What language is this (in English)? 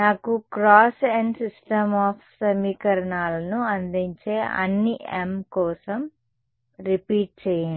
Telugu